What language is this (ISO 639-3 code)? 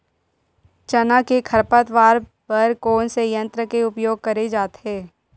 hne